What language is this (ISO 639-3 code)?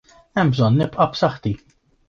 mlt